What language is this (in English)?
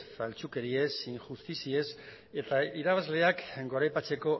Basque